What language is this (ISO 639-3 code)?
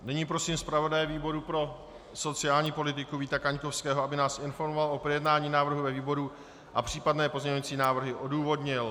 ces